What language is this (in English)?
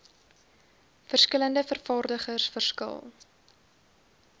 Afrikaans